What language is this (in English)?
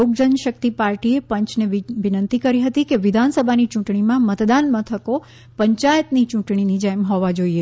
Gujarati